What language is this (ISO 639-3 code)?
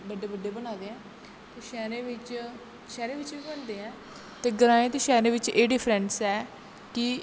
doi